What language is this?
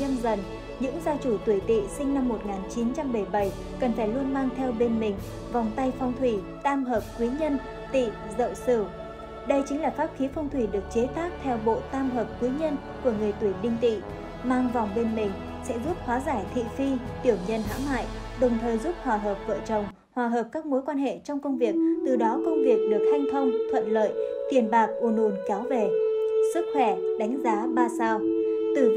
Vietnamese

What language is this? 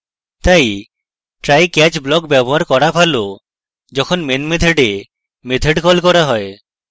Bangla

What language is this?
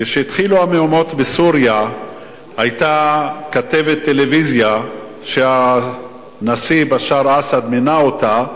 Hebrew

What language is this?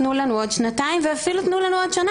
Hebrew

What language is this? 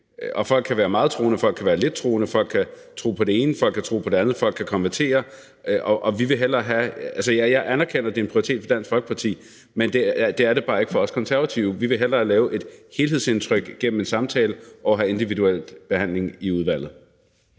Danish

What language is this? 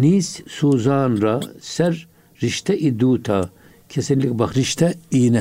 Turkish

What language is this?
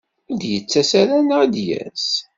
Kabyle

